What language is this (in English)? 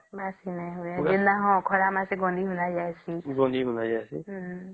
Odia